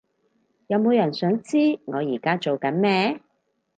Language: Cantonese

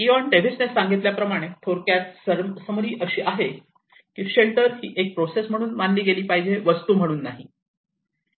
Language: Marathi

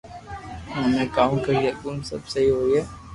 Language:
Loarki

